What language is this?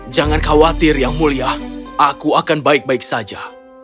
Indonesian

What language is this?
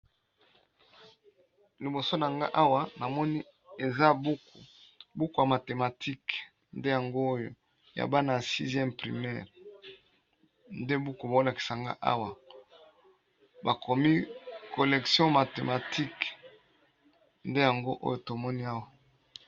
Lingala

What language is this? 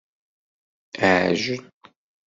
Kabyle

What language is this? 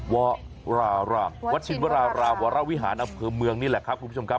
Thai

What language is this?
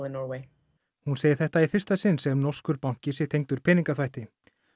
Icelandic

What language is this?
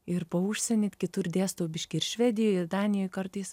Lithuanian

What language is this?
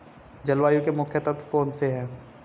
Hindi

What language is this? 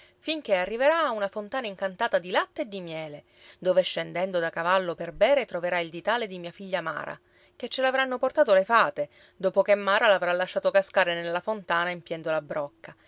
Italian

